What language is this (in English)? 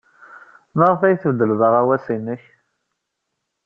Kabyle